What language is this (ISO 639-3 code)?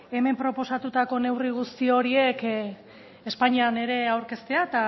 eus